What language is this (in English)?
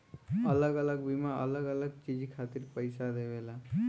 Bhojpuri